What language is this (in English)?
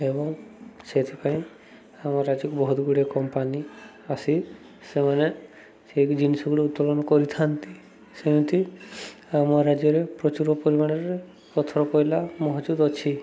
Odia